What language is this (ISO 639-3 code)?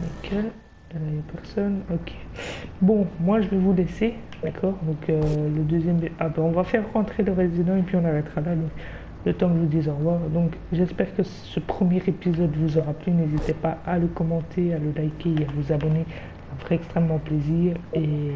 fra